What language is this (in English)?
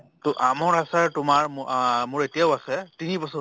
Assamese